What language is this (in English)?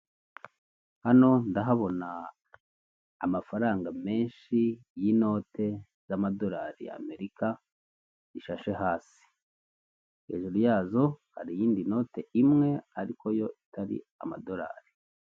Kinyarwanda